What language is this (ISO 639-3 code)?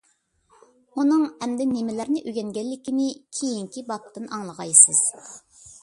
uig